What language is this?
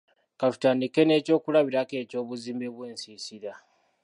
Ganda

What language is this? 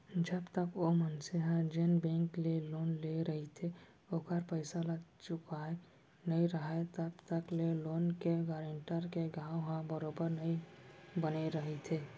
Chhattisgarhi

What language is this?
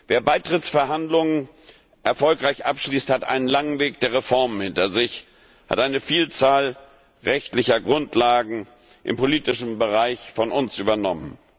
German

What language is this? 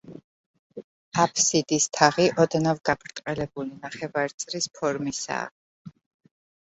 Georgian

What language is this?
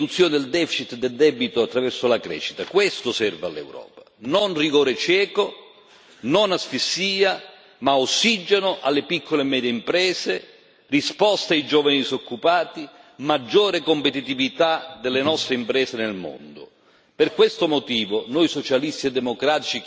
Italian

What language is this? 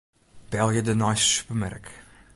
Western Frisian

